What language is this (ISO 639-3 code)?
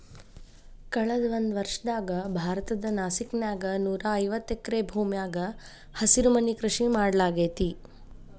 kan